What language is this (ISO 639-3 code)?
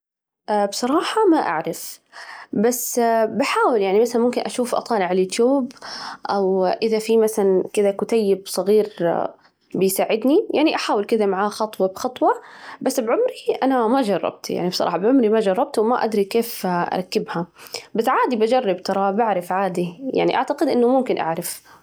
ars